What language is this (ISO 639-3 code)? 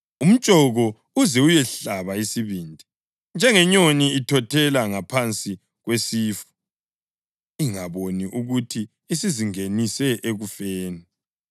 nde